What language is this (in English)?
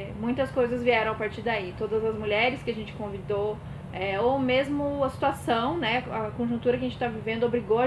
Portuguese